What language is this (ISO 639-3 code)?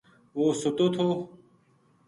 gju